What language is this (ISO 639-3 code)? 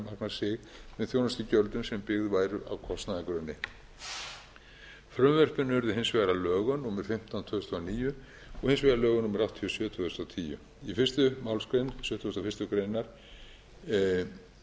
isl